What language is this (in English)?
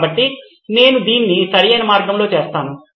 Telugu